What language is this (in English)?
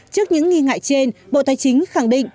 Vietnamese